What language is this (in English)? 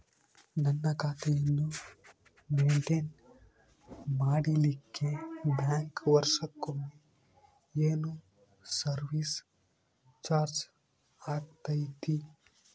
Kannada